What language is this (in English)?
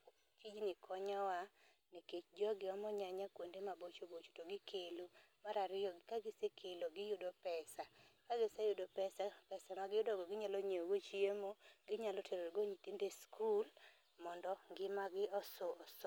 Luo (Kenya and Tanzania)